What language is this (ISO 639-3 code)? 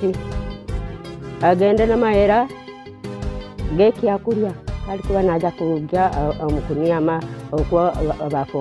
ara